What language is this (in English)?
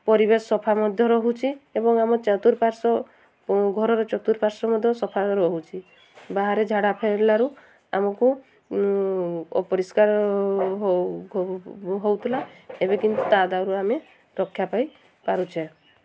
Odia